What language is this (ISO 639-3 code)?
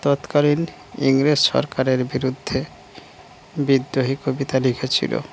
ben